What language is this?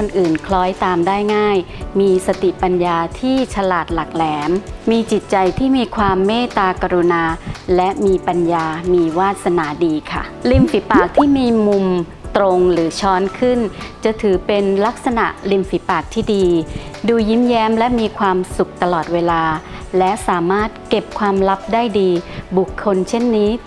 Thai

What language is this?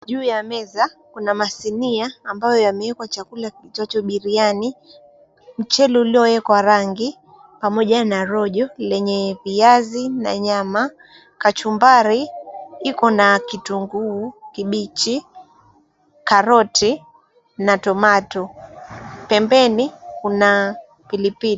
Swahili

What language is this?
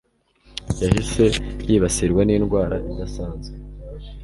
Kinyarwanda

